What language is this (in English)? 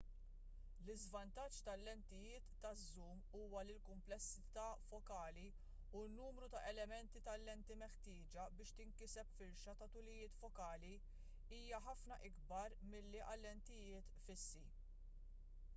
Maltese